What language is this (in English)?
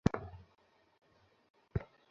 Bangla